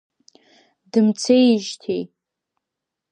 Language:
Abkhazian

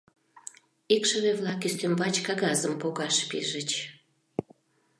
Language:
Mari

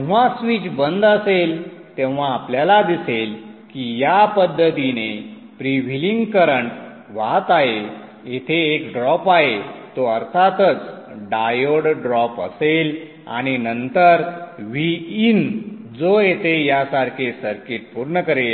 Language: Marathi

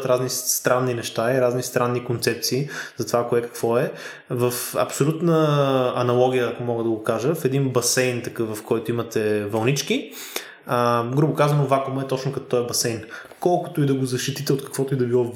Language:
Bulgarian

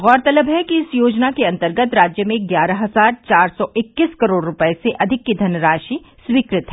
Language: Hindi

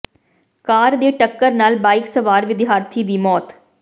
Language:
Punjabi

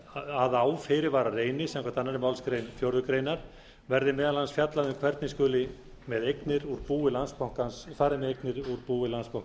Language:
Icelandic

